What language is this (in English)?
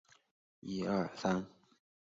Chinese